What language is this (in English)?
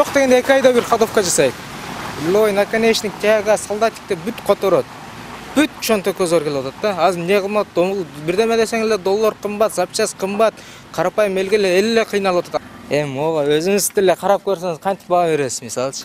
Turkish